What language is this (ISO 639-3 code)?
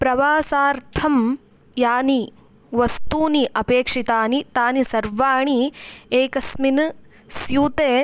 san